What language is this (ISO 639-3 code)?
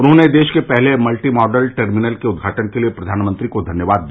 hin